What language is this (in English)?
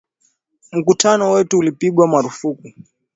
Swahili